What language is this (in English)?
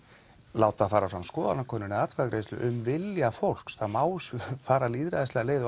Icelandic